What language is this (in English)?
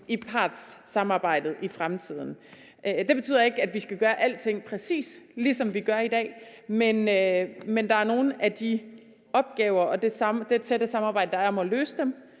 Danish